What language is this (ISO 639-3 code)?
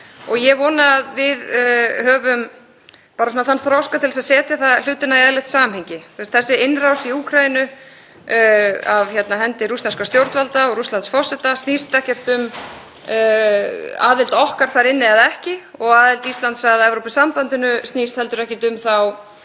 isl